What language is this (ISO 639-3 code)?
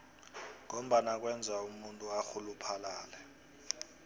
nbl